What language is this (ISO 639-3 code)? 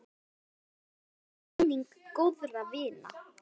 isl